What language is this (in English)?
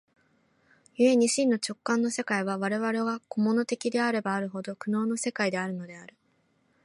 Japanese